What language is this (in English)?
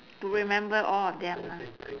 English